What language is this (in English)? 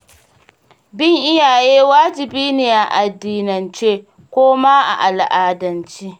Hausa